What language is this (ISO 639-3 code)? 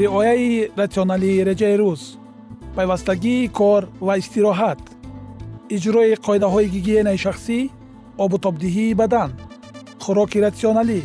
fas